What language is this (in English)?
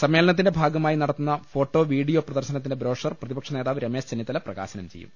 Malayalam